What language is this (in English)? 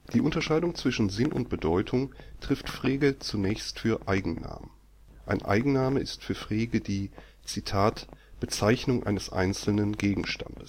German